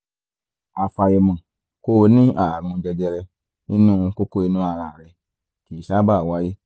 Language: Yoruba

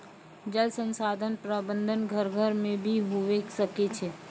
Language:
Maithili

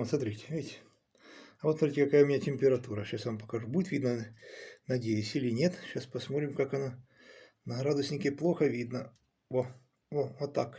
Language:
Russian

